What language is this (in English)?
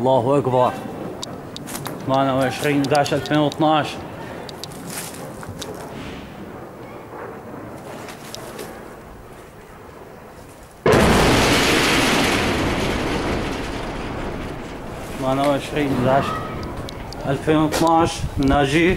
Arabic